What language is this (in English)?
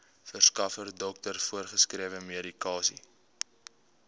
Afrikaans